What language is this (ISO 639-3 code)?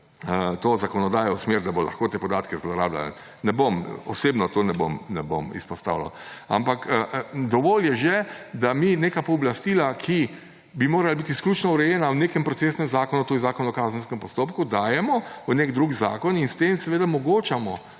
slv